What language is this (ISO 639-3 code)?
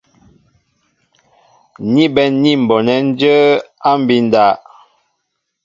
mbo